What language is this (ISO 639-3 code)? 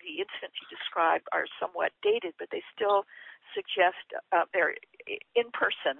eng